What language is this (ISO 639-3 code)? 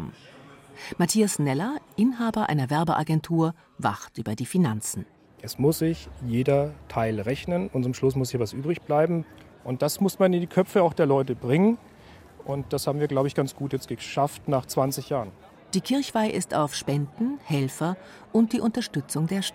deu